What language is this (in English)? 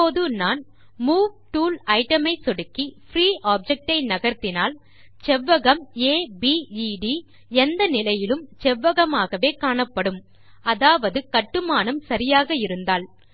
Tamil